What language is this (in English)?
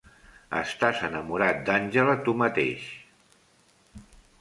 Catalan